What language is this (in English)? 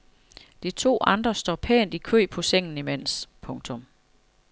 Danish